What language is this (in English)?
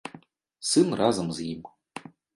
Belarusian